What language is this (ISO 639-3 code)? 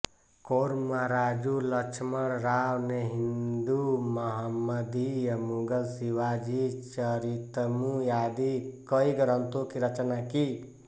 hin